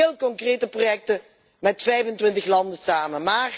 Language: Dutch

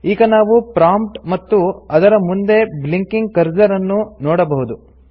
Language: Kannada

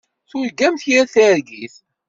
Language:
Kabyle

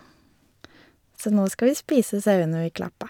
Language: Norwegian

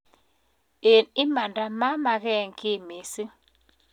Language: Kalenjin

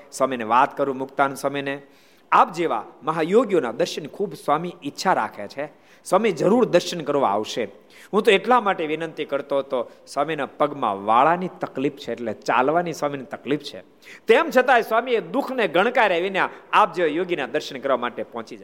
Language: Gujarati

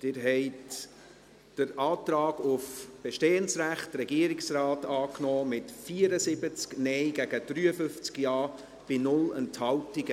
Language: Swiss German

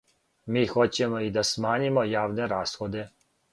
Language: Serbian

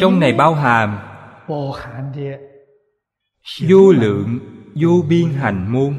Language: Vietnamese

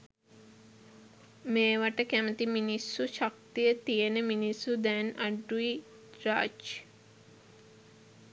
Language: Sinhala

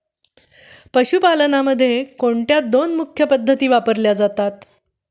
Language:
Marathi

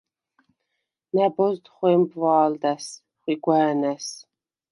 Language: Svan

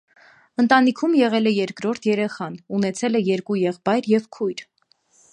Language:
Armenian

